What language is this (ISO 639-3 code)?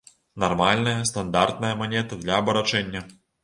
bel